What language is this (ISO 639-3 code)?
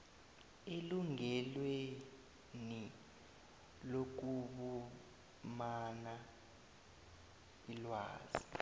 nbl